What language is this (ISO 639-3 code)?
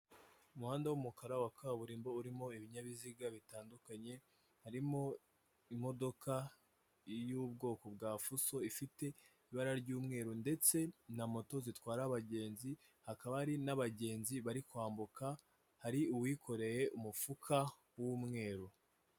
kin